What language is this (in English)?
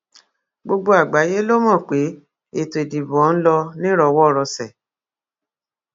Yoruba